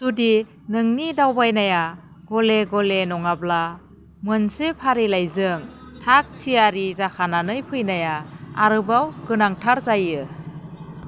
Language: Bodo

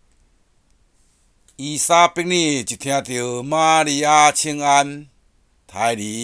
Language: Chinese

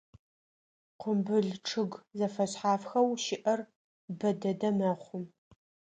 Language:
Adyghe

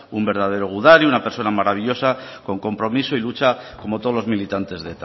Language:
Spanish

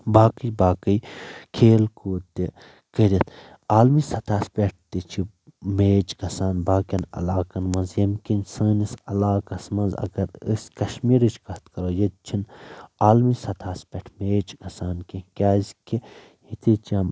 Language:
Kashmiri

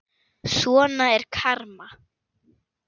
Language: Icelandic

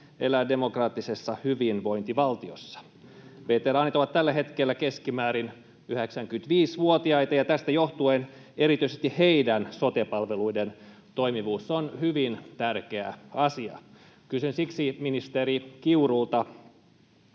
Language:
Finnish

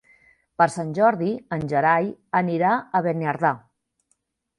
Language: Catalan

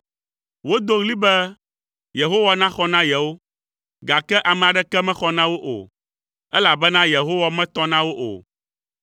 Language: Ewe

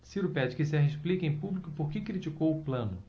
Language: Portuguese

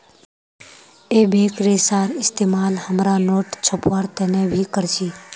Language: Magahi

